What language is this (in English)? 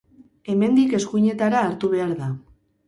Basque